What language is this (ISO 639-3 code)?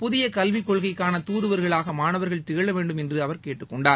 tam